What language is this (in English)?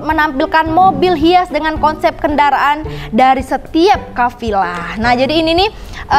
Indonesian